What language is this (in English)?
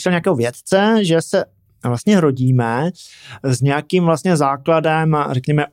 Czech